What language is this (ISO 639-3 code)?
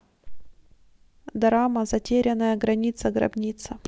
rus